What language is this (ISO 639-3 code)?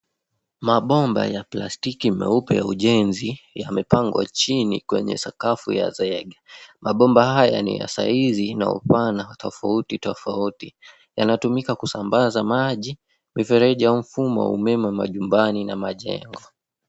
swa